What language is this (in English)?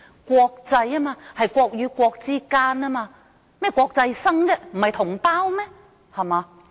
Cantonese